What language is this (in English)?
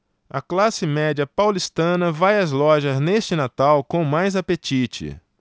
Portuguese